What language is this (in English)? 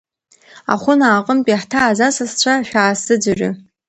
Abkhazian